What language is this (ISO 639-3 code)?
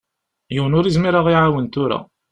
kab